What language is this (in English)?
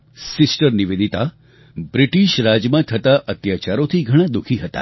Gujarati